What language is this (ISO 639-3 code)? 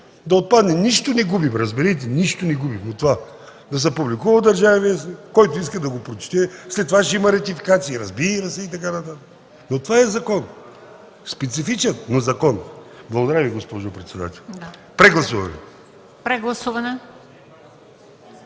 bul